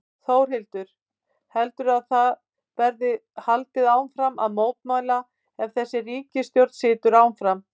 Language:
Icelandic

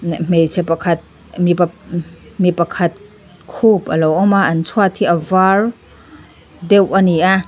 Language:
Mizo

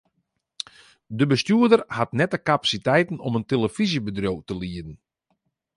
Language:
Western Frisian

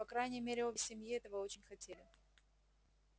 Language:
Russian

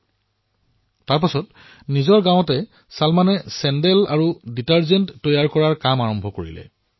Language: Assamese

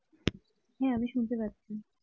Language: Bangla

